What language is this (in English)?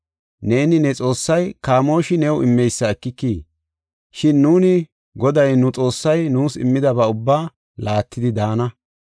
Gofa